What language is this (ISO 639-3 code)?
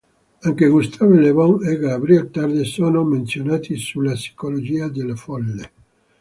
ita